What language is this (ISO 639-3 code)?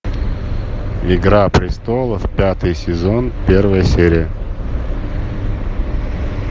rus